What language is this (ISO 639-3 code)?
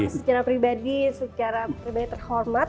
ind